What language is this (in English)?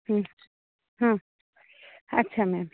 Odia